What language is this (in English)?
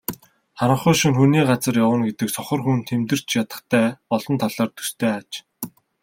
Mongolian